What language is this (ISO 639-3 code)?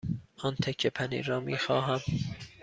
fas